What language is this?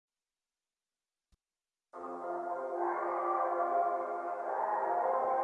Korean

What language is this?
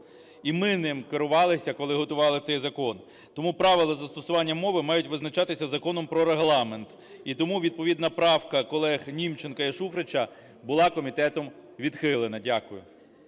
Ukrainian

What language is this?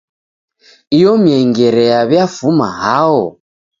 Taita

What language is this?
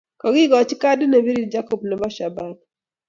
Kalenjin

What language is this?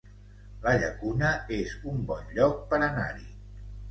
Catalan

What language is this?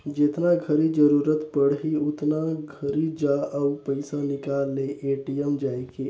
Chhattisgarhi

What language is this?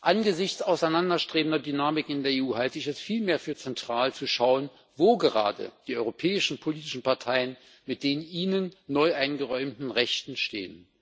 German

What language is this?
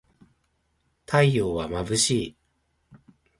Japanese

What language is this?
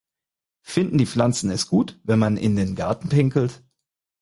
German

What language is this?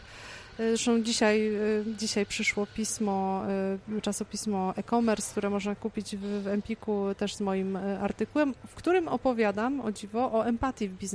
Polish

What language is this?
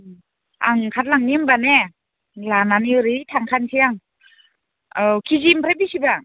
Bodo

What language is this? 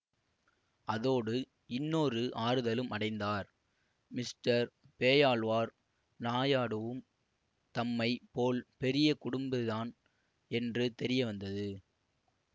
Tamil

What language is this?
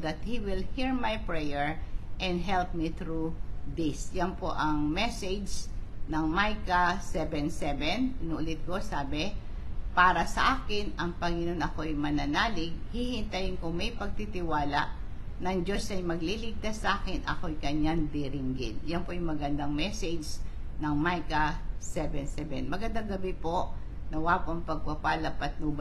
Filipino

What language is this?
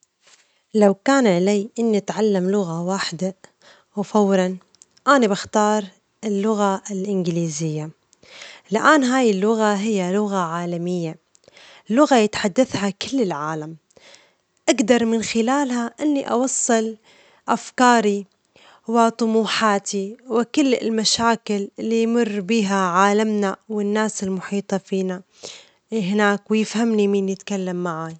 Omani Arabic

